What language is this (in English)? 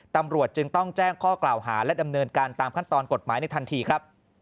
Thai